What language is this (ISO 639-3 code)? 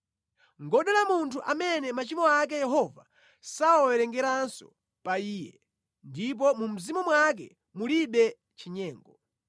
nya